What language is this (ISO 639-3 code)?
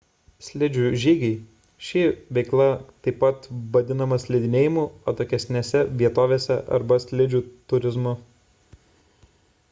lit